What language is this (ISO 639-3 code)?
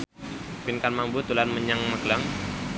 jav